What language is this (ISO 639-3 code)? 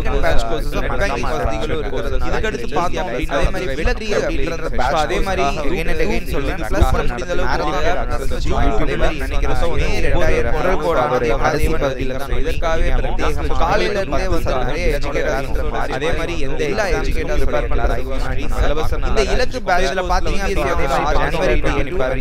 hin